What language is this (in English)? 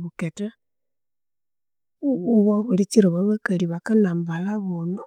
Konzo